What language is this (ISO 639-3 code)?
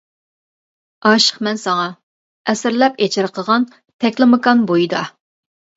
uig